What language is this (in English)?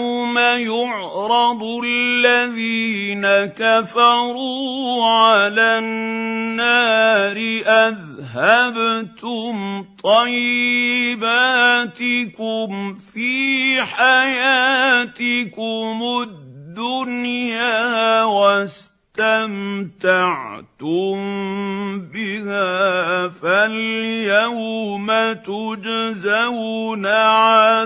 Arabic